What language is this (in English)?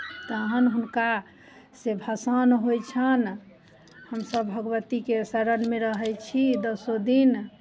Maithili